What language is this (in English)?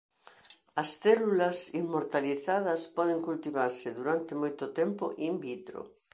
Galician